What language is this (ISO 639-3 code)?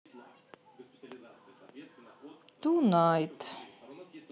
rus